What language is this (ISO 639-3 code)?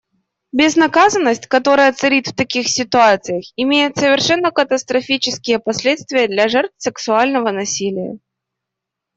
rus